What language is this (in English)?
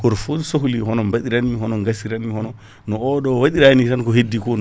Fula